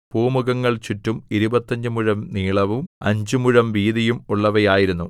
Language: Malayalam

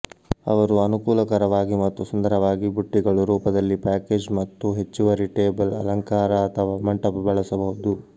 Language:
Kannada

